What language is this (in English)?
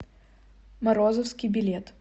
Russian